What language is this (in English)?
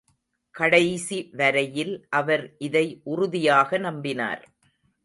Tamil